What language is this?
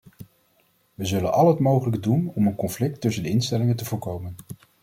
Dutch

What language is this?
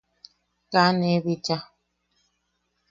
Yaqui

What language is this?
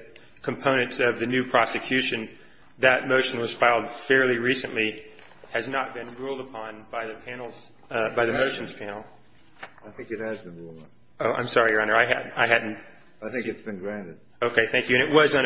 English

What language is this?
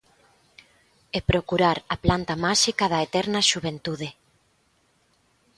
Galician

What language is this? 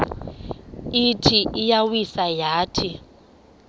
Xhosa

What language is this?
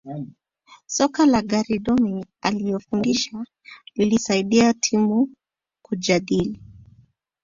Swahili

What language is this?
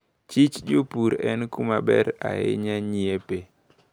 Luo (Kenya and Tanzania)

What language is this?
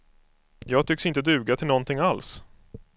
Swedish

